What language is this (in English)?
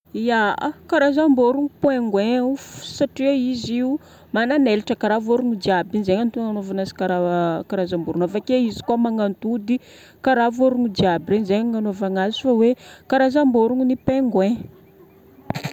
Northern Betsimisaraka Malagasy